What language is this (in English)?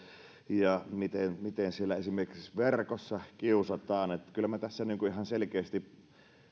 Finnish